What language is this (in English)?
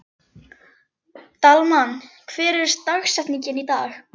Icelandic